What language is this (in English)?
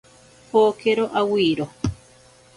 Ashéninka Perené